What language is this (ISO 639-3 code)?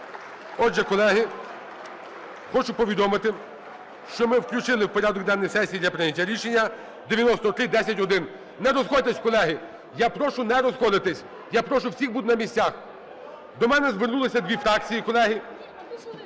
ukr